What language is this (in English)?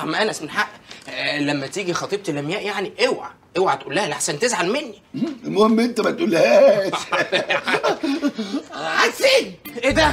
Arabic